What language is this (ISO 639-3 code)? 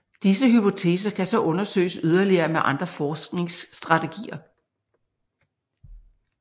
dan